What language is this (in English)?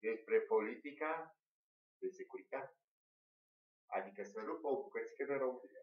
Romanian